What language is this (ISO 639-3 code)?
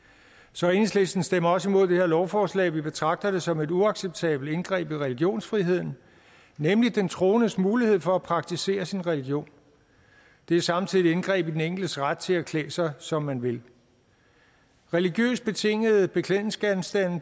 dan